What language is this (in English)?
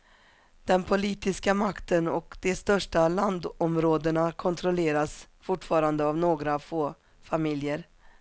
Swedish